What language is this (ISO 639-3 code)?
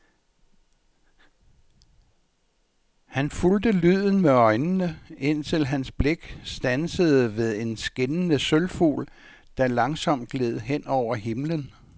dan